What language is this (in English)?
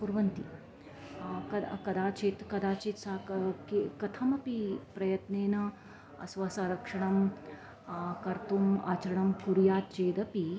Sanskrit